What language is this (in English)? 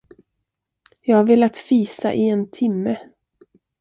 Swedish